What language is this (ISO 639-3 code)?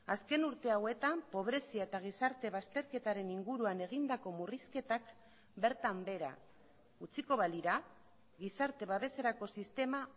eus